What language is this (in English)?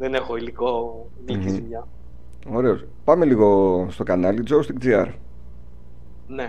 Greek